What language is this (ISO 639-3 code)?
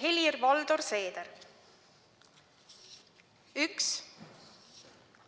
est